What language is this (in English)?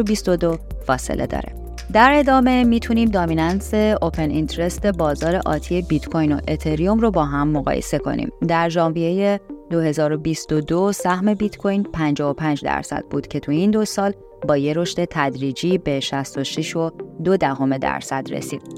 Persian